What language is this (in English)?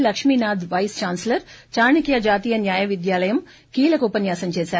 Telugu